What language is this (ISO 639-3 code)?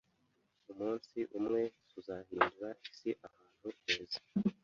kin